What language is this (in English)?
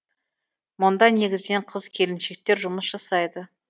Kazakh